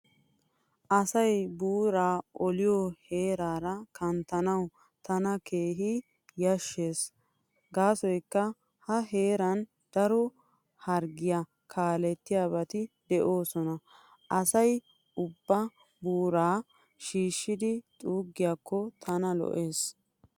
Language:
Wolaytta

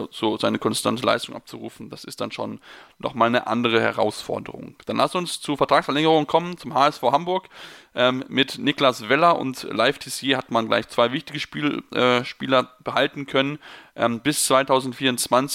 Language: German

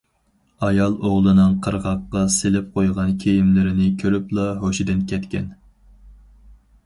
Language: Uyghur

